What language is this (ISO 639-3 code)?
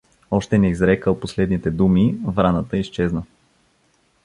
bul